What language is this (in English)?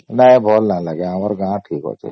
Odia